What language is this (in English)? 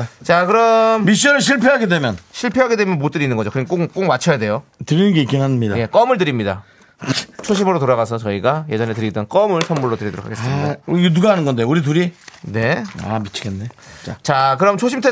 Korean